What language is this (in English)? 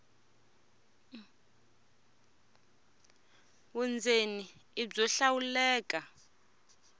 Tsonga